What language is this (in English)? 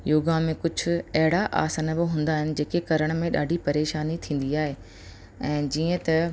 Sindhi